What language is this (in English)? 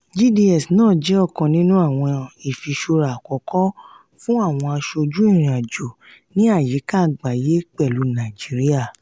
Yoruba